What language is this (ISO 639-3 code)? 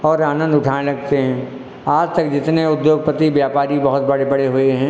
hin